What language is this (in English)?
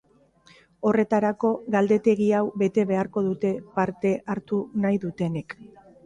Basque